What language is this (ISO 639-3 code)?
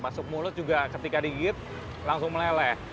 ind